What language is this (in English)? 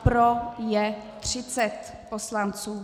Czech